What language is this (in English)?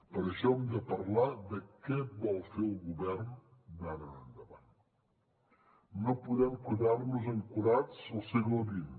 Catalan